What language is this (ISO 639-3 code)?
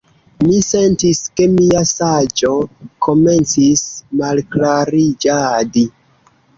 epo